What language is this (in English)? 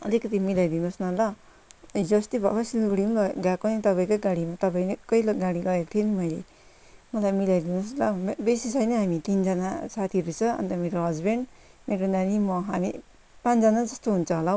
Nepali